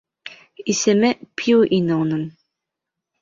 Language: Bashkir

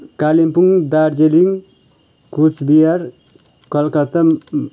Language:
Nepali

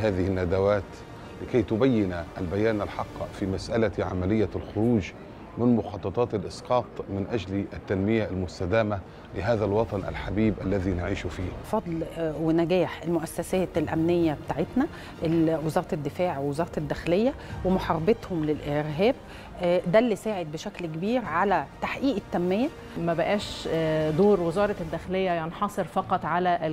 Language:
Arabic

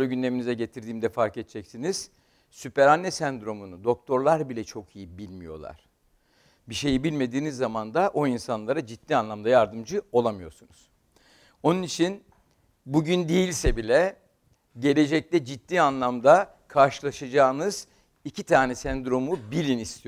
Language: Turkish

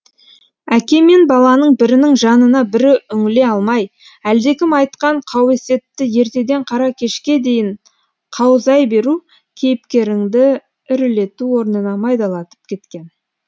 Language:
Kazakh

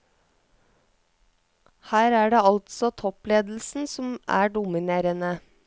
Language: Norwegian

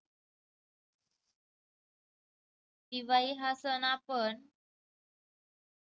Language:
Marathi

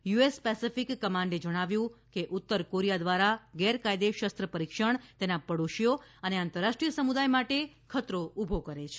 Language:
Gujarati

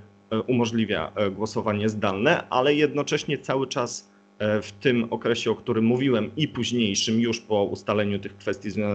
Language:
Polish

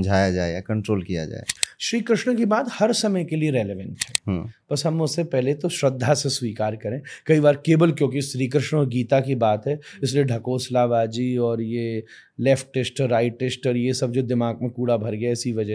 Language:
Hindi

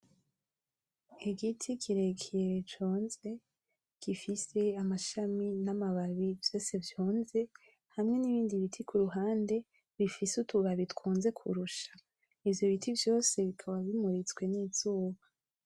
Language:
Rundi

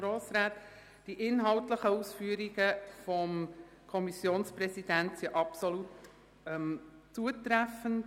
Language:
Swiss German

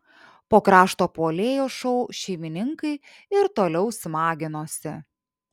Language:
Lithuanian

